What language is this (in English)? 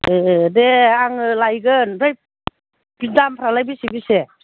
Bodo